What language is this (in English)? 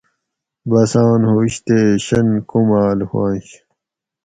Gawri